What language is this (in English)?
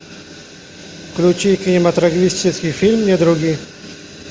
Russian